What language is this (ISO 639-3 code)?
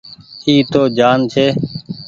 gig